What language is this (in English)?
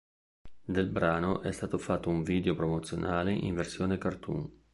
Italian